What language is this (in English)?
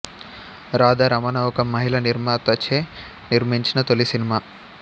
Telugu